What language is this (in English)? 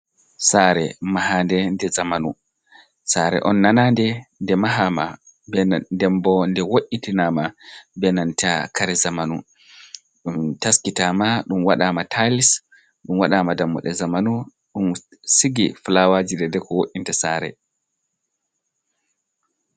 Fula